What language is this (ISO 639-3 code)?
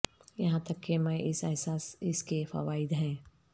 urd